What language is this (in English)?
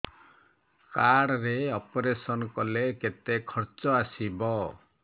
Odia